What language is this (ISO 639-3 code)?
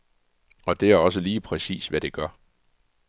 dan